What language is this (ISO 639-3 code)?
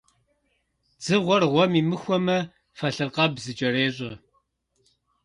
kbd